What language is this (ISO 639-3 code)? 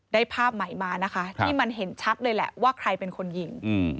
tha